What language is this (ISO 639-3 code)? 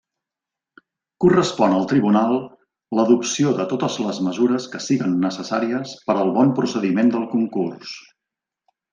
cat